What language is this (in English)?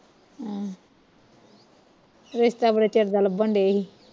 Punjabi